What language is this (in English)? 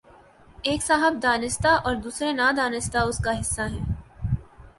Urdu